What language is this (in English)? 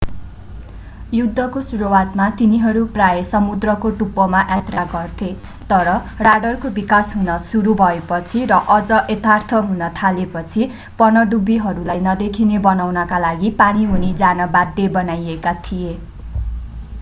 Nepali